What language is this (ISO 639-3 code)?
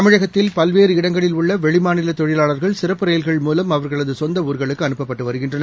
tam